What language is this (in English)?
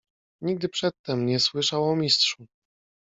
Polish